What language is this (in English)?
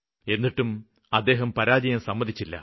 Malayalam